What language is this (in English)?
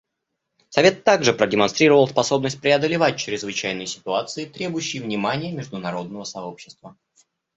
Russian